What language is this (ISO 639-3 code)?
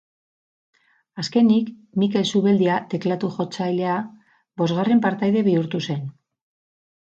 eus